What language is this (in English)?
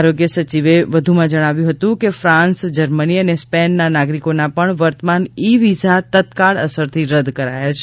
Gujarati